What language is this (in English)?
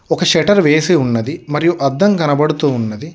Telugu